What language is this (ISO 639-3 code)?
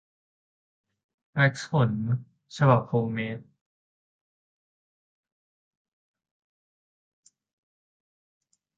tha